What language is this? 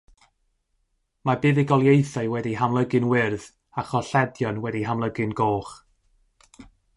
Welsh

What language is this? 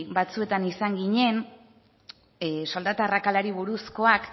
Basque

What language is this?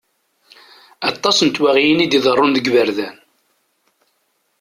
Kabyle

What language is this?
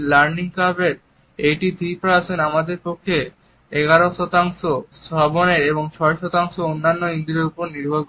Bangla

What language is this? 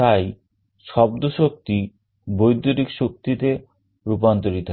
Bangla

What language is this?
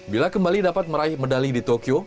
Indonesian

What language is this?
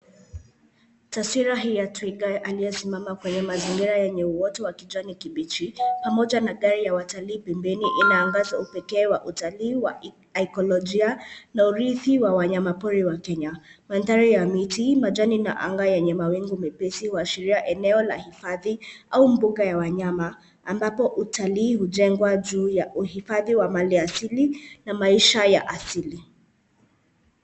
Swahili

